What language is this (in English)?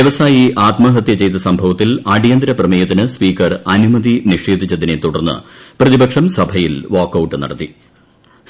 Malayalam